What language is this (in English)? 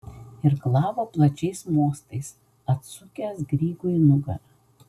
Lithuanian